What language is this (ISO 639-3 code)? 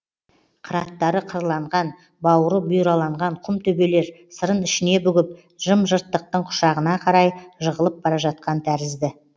kaz